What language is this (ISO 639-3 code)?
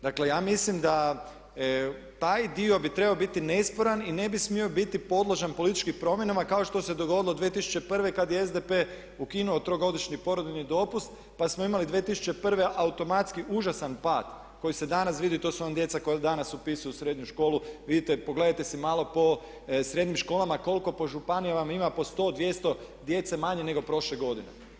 hrv